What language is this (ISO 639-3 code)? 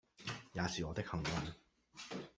yue